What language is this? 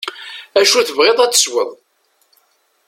Kabyle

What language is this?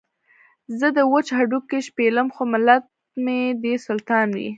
Pashto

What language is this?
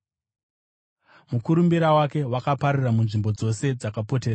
Shona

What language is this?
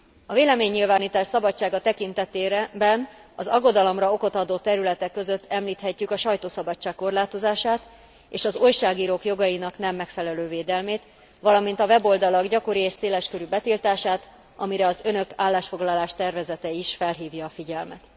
Hungarian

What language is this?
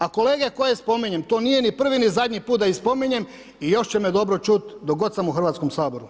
Croatian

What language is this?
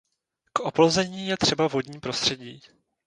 Czech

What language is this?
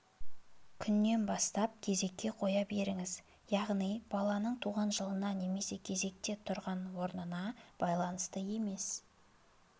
Kazakh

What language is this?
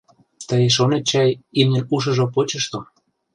Mari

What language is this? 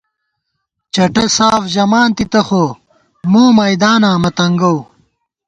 Gawar-Bati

